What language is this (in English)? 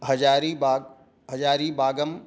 Sanskrit